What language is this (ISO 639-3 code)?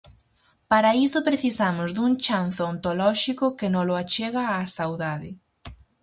glg